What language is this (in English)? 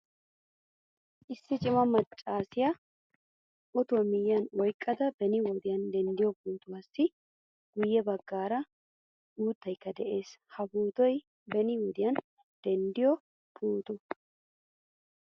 Wolaytta